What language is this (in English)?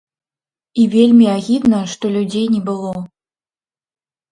Belarusian